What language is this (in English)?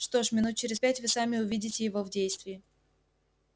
Russian